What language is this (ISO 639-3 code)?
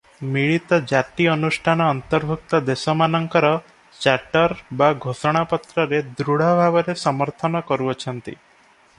ori